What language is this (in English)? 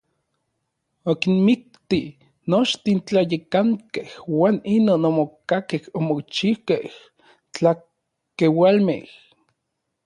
Orizaba Nahuatl